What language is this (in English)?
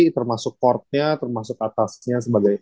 Indonesian